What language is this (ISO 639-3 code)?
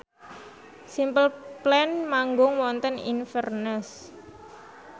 jav